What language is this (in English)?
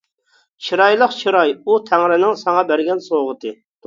Uyghur